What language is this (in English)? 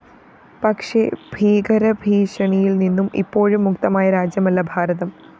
Malayalam